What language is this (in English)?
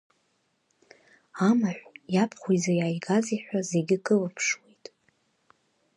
Abkhazian